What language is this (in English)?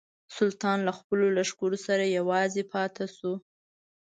Pashto